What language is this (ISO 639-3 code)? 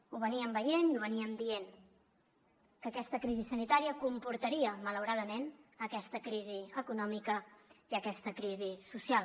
cat